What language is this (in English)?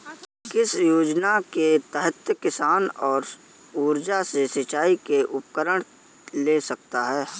Hindi